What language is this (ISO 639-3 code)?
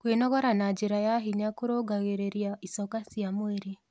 kik